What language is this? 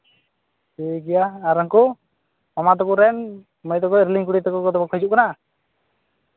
Santali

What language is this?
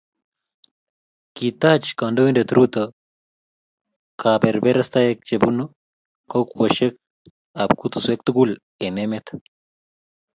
Kalenjin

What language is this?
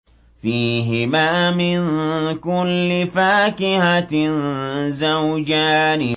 Arabic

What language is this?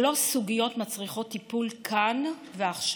Hebrew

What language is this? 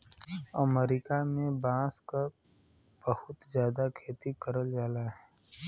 Bhojpuri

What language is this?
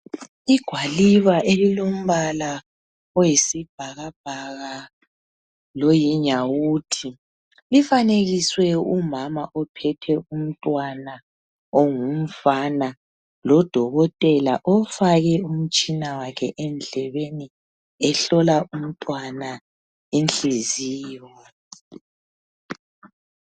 North Ndebele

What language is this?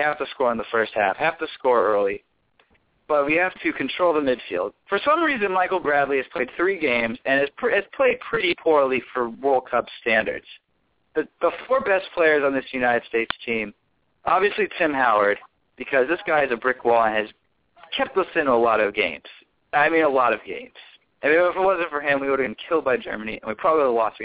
English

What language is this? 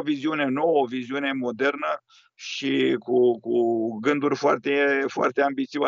Romanian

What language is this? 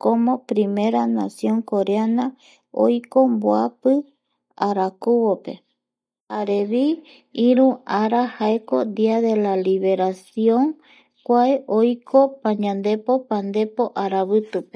Eastern Bolivian Guaraní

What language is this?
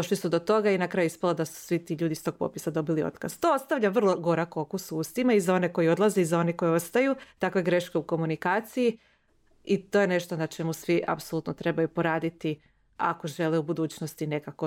Croatian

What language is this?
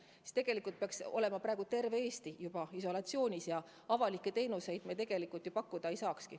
Estonian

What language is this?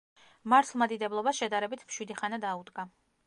Georgian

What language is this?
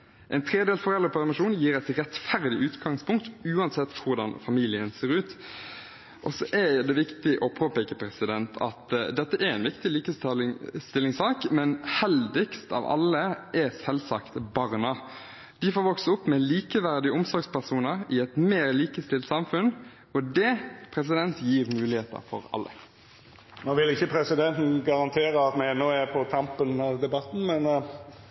Norwegian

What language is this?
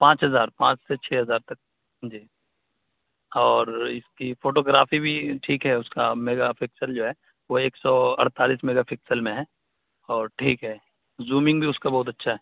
Urdu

